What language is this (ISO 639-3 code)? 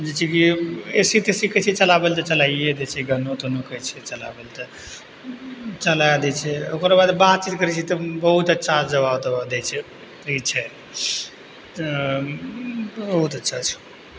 mai